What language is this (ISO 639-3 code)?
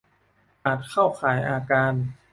tha